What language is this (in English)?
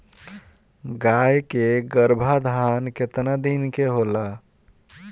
Bhojpuri